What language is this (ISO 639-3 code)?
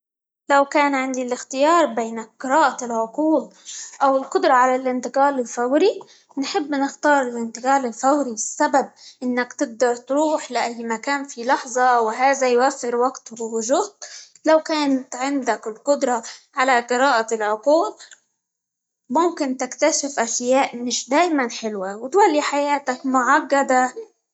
ayl